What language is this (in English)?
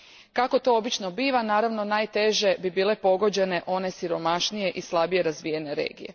Croatian